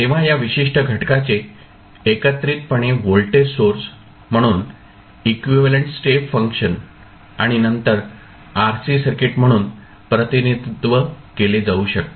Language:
Marathi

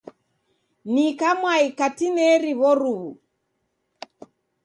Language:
Taita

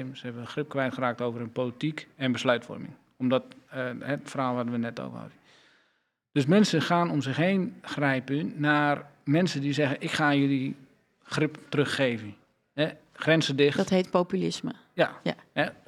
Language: Dutch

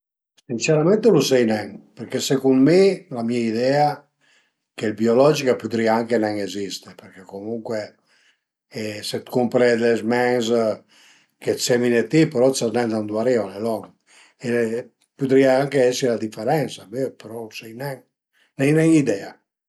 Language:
Piedmontese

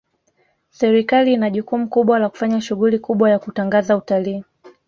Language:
Swahili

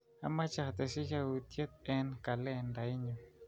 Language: Kalenjin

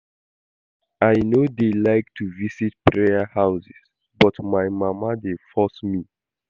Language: Nigerian Pidgin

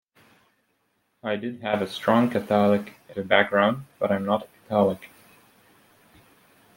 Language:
English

